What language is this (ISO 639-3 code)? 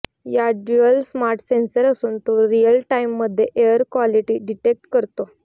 mar